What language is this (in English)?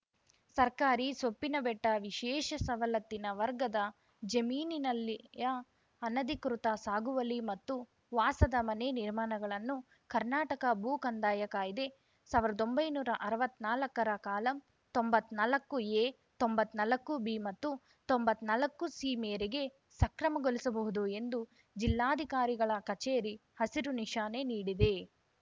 Kannada